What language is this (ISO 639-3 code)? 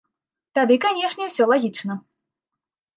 bel